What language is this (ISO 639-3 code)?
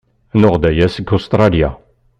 kab